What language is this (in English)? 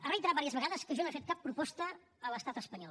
Catalan